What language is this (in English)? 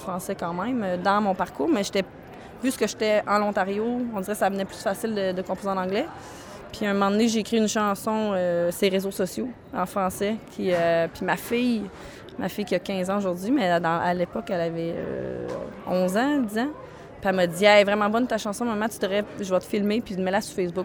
French